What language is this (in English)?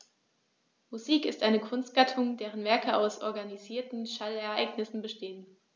German